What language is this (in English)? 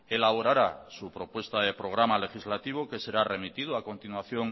Spanish